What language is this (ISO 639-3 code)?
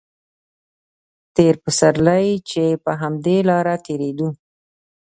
pus